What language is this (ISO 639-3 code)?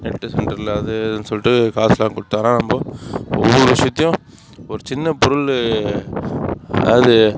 tam